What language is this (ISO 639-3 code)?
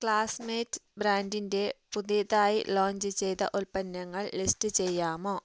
mal